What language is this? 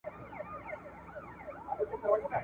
Pashto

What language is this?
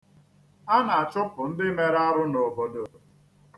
Igbo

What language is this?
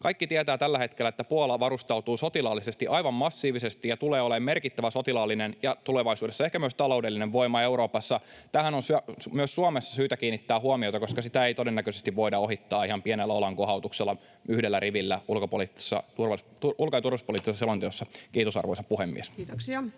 Finnish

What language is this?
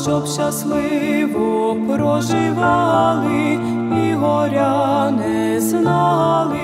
Ukrainian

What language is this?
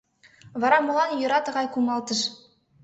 Mari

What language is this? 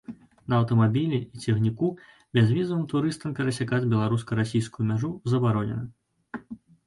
Belarusian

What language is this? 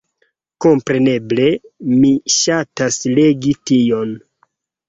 Esperanto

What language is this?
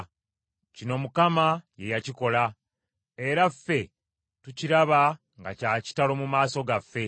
Ganda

